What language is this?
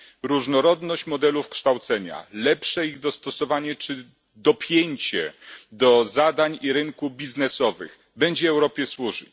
Polish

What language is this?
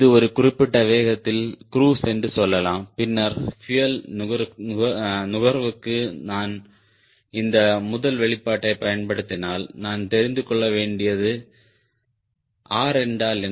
Tamil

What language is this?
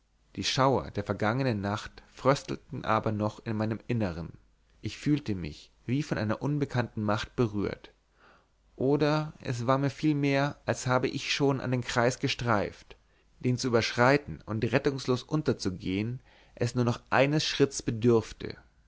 German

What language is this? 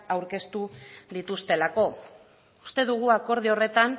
Basque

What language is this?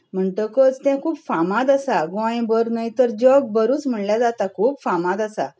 Konkani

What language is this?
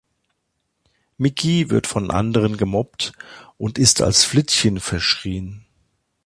German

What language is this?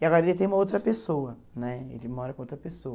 Portuguese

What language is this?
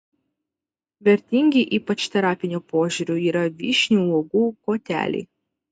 Lithuanian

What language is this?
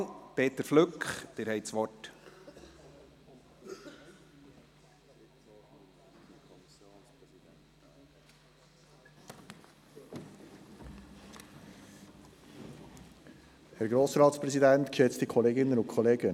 Swiss German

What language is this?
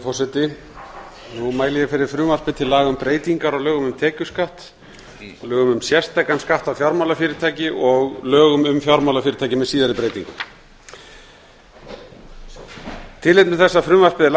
Icelandic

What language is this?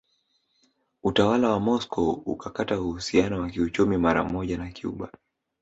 Swahili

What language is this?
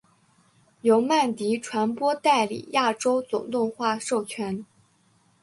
Chinese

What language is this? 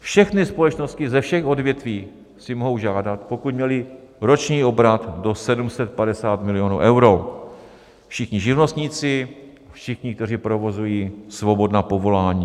Czech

